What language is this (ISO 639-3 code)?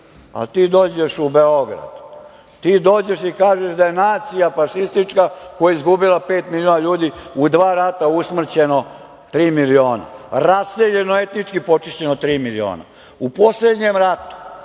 srp